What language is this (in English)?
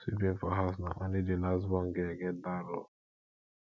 Nigerian Pidgin